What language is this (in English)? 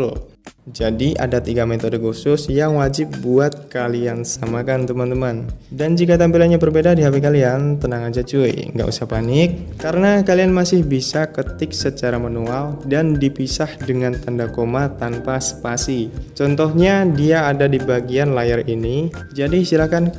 Indonesian